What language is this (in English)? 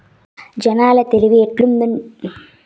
Telugu